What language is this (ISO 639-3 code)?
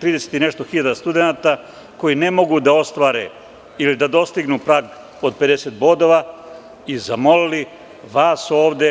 srp